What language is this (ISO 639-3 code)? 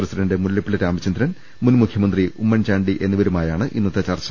mal